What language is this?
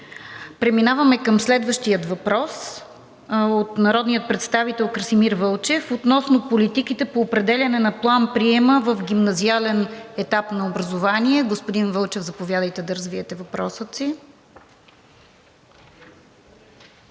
Bulgarian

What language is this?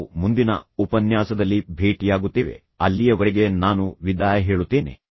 Kannada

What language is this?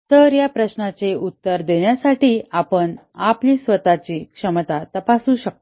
Marathi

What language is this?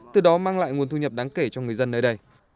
Vietnamese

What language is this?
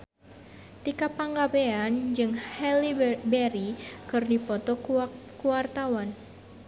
Sundanese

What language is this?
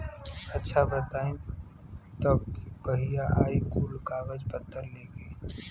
Bhojpuri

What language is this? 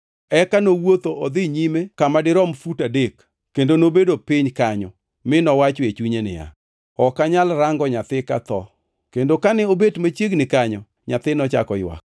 Luo (Kenya and Tanzania)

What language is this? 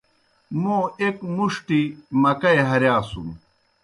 Kohistani Shina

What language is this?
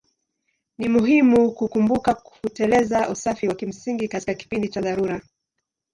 Swahili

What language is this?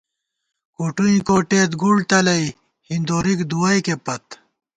Gawar-Bati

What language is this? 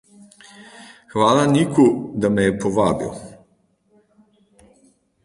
Slovenian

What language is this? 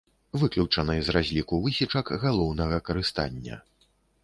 Belarusian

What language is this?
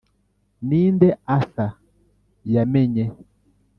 Kinyarwanda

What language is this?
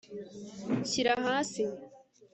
Kinyarwanda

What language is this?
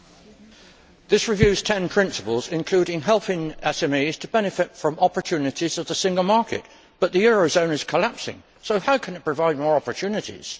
English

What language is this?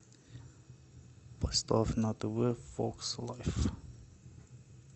Russian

